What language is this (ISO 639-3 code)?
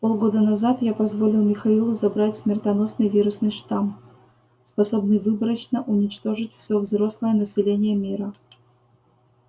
rus